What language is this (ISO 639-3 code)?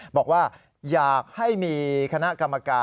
tha